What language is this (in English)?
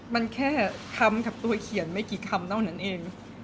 Thai